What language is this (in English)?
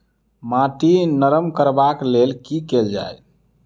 Maithili